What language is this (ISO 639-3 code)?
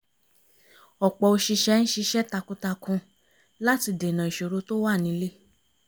yor